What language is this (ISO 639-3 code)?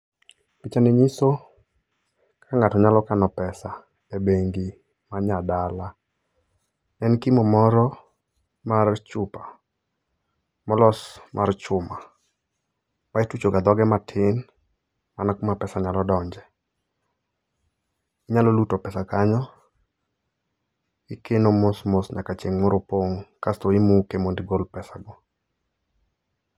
luo